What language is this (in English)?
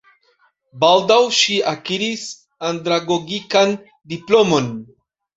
Esperanto